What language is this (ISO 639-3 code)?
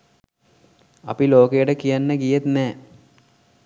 sin